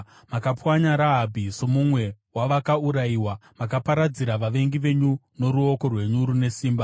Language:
Shona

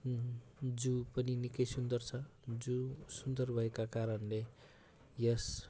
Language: Nepali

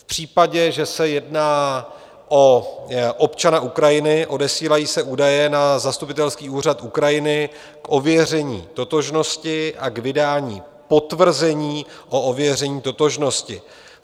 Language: Czech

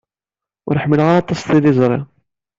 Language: Kabyle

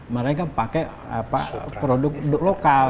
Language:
Indonesian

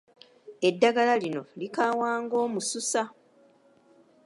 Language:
Ganda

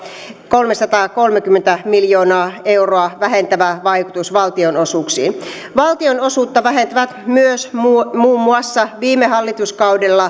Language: Finnish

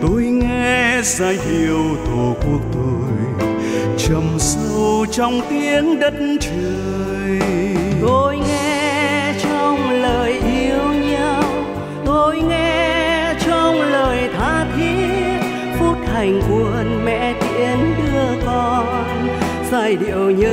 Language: Vietnamese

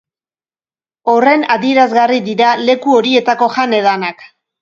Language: Basque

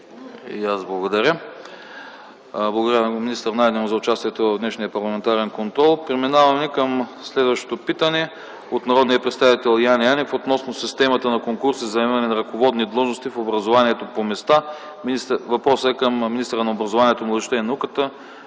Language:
Bulgarian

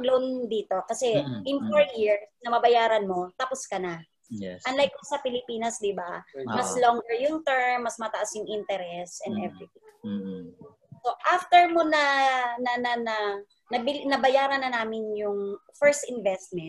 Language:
Filipino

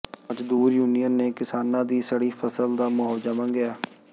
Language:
Punjabi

